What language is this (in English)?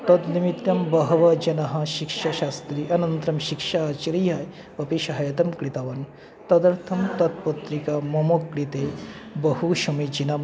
Sanskrit